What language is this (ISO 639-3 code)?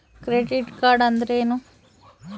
kan